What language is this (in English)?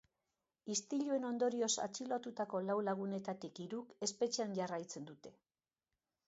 Basque